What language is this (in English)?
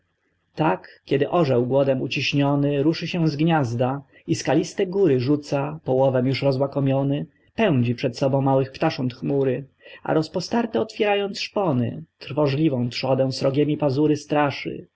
Polish